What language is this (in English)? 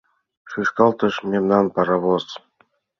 Mari